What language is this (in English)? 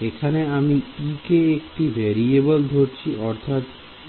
Bangla